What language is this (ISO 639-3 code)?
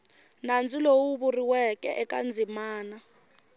tso